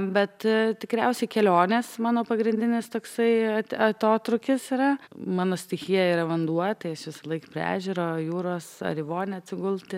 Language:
Lithuanian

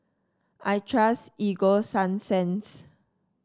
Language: English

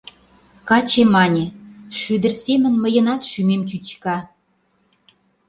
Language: Mari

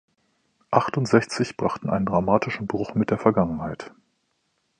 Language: German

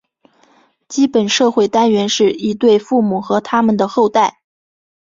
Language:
Chinese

